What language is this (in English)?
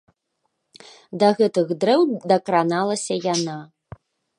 Belarusian